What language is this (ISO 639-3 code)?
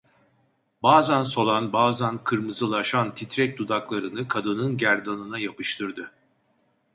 tur